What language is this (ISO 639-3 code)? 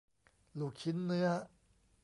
tha